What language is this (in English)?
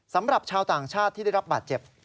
Thai